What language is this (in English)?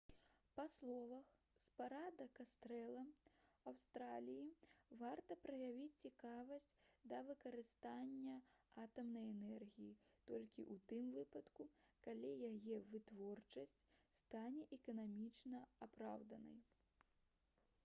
Belarusian